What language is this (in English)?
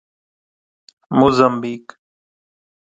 Urdu